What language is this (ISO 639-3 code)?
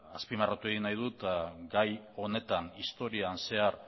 eus